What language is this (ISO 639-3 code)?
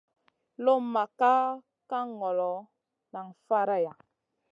mcn